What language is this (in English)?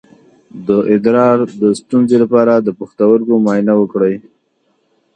Pashto